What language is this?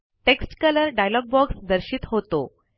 Marathi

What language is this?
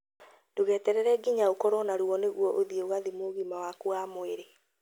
Kikuyu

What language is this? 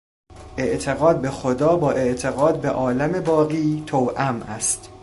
Persian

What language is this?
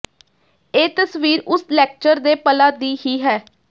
Punjabi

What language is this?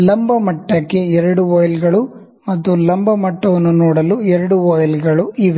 Kannada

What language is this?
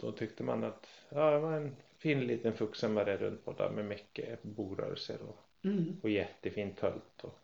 Swedish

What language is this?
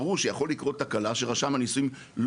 Hebrew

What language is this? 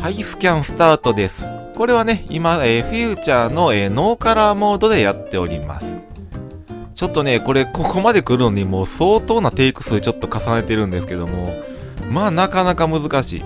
Japanese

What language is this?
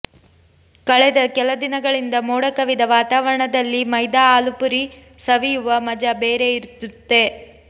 Kannada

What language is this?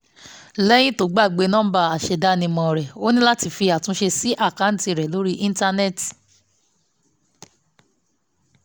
Yoruba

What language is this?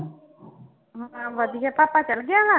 Punjabi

